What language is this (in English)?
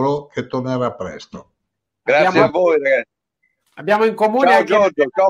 Italian